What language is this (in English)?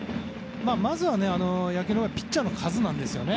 Japanese